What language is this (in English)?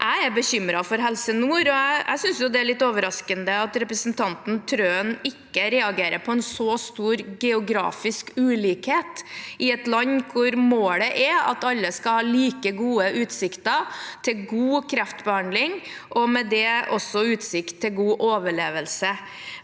Norwegian